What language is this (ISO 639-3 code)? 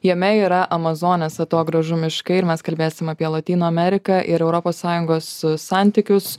lit